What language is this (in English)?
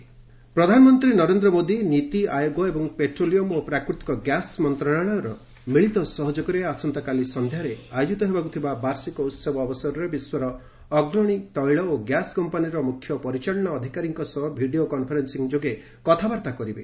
Odia